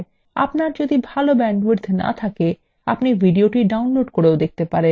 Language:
Bangla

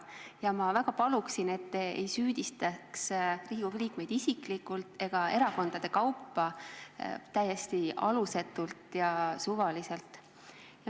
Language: Estonian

